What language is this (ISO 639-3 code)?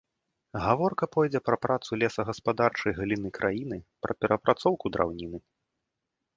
bel